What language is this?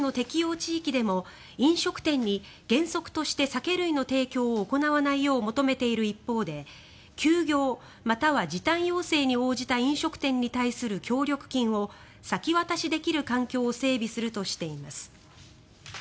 Japanese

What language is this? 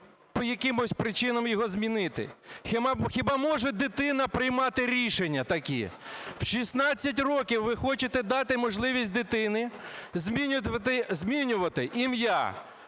Ukrainian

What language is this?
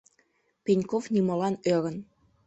Mari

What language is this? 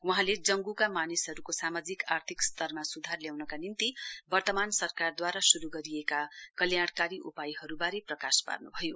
Nepali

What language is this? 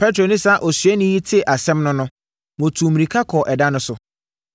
Akan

